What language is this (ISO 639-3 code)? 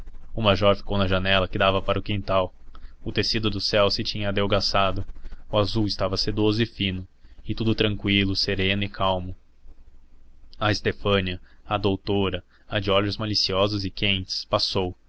por